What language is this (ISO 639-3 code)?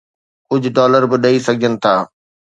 snd